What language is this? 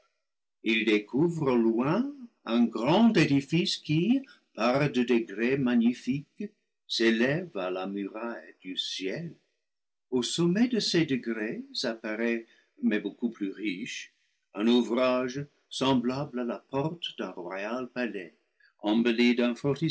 French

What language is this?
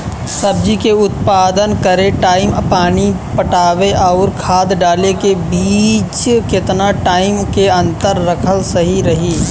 Bhojpuri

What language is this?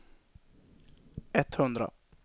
Swedish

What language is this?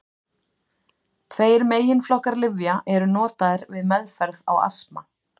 Icelandic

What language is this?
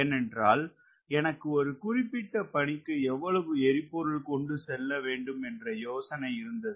Tamil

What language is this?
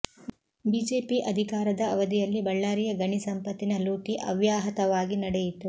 Kannada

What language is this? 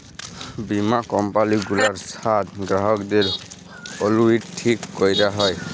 Bangla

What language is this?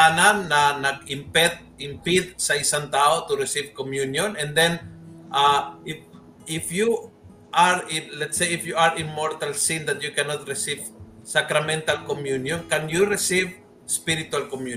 Filipino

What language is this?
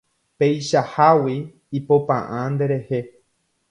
Guarani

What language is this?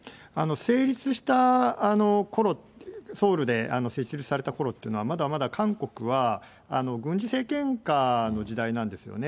Japanese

